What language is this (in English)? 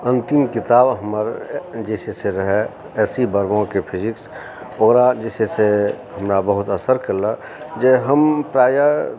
Maithili